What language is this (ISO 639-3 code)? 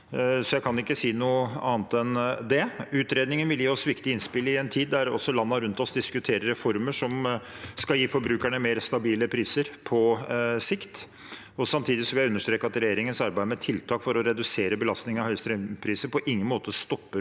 nor